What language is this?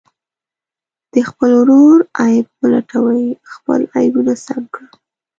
Pashto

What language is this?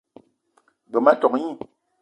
Eton (Cameroon)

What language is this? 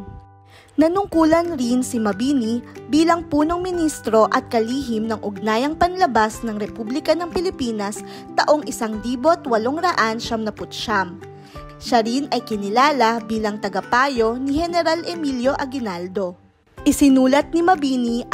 Filipino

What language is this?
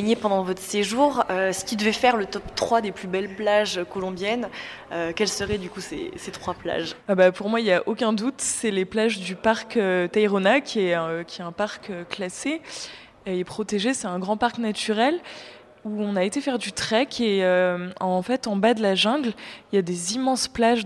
French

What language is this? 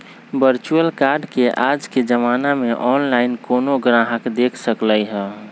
Magahi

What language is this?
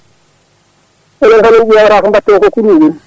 Fula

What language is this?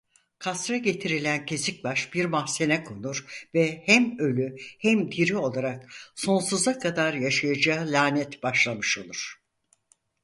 Turkish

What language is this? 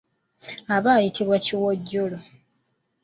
Ganda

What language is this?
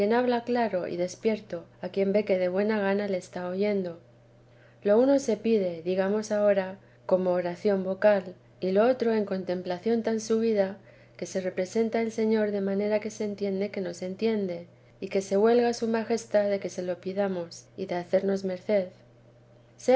Spanish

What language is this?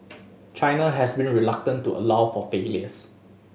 English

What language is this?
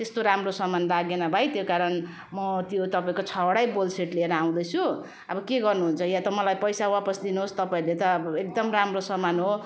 Nepali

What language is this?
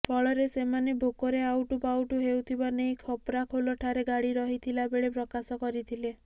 Odia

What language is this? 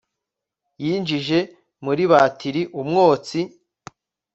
Kinyarwanda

